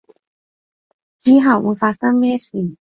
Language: Cantonese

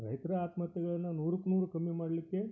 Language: Kannada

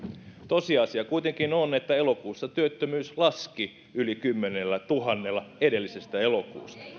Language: Finnish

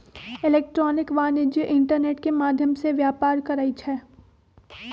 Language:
Magahi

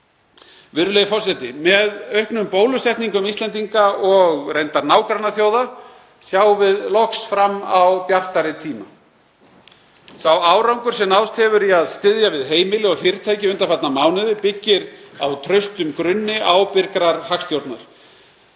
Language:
Icelandic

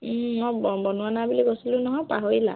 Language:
Assamese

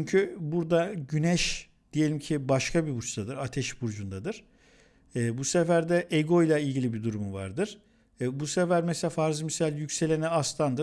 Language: Turkish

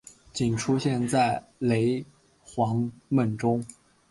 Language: Chinese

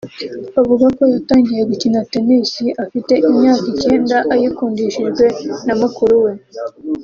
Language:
Kinyarwanda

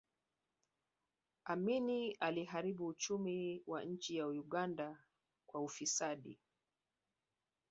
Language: Swahili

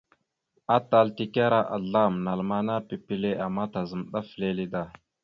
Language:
Mada (Cameroon)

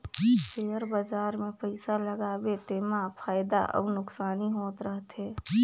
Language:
Chhattisgarhi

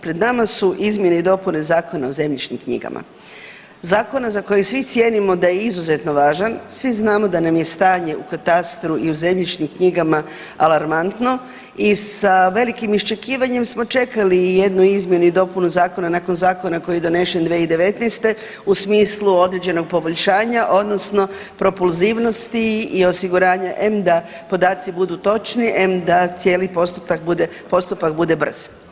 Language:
Croatian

